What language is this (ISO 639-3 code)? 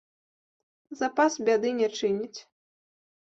bel